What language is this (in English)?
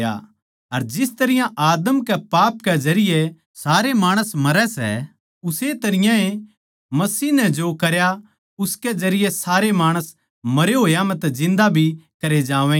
Haryanvi